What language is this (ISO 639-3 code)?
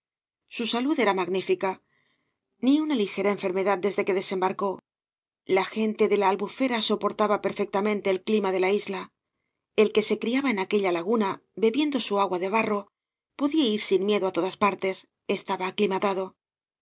spa